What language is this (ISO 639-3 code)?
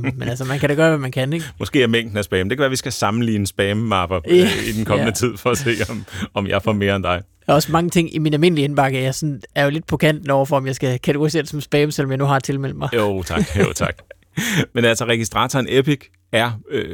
dan